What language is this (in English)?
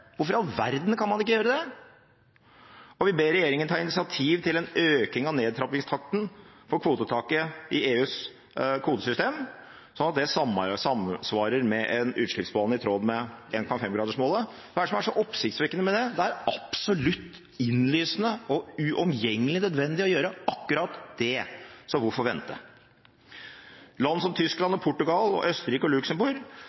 Norwegian Bokmål